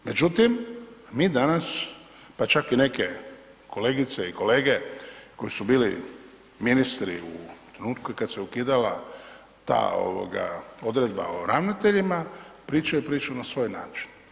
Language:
Croatian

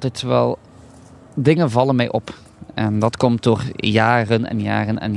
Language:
Dutch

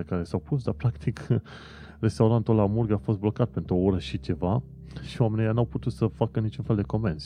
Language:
Romanian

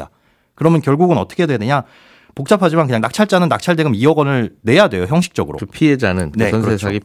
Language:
Korean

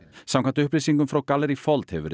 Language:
Icelandic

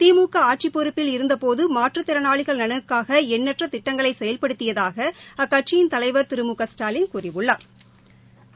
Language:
Tamil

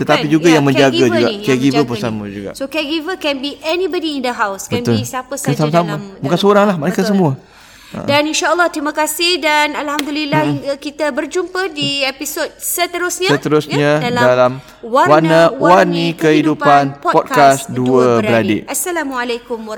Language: Malay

